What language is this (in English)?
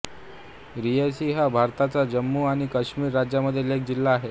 Marathi